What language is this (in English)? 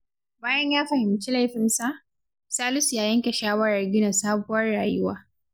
Hausa